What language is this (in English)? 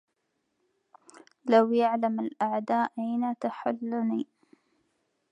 Arabic